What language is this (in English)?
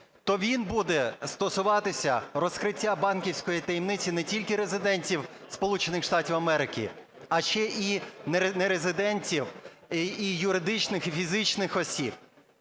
Ukrainian